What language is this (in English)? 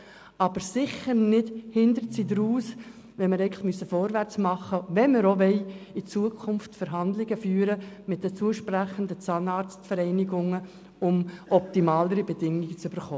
Swiss German